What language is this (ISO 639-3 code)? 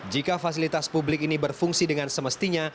ind